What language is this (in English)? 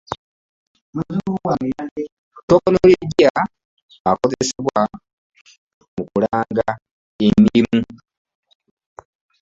Ganda